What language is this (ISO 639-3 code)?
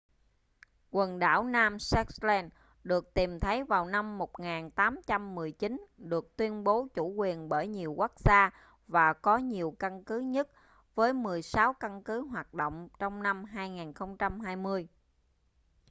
vie